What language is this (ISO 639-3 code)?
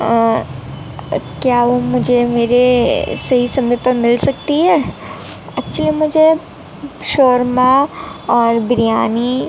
urd